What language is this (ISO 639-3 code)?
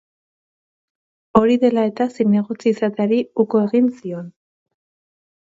eus